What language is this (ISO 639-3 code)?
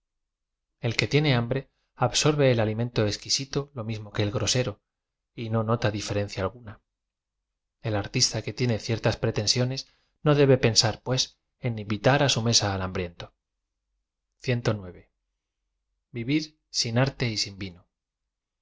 spa